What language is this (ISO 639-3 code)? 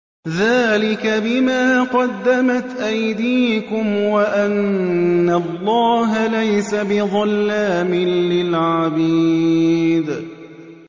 ara